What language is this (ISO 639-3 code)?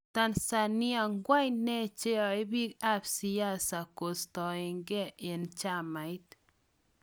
kln